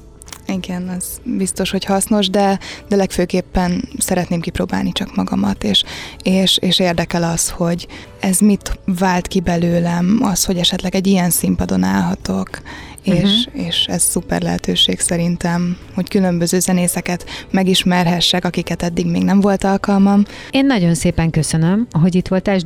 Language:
Hungarian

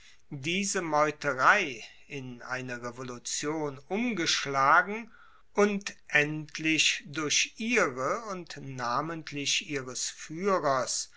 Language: German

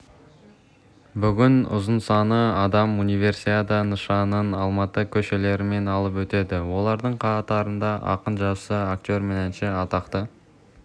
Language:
Kazakh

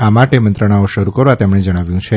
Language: Gujarati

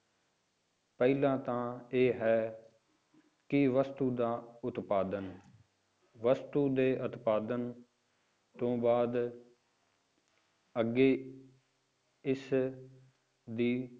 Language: Punjabi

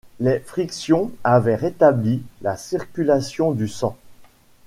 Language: French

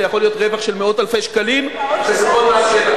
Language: Hebrew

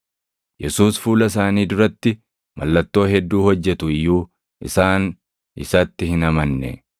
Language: Oromo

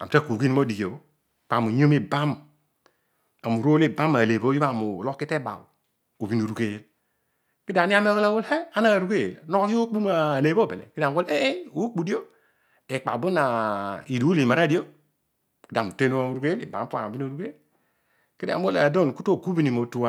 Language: Odual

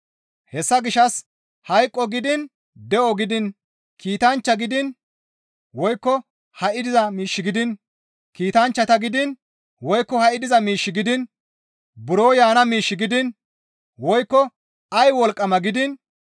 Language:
Gamo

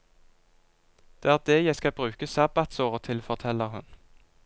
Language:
Norwegian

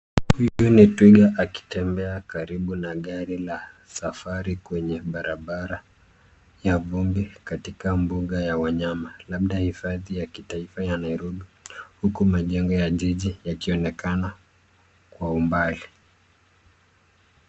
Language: Swahili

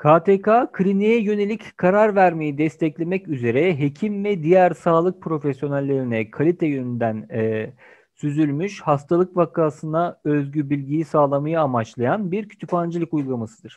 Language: Turkish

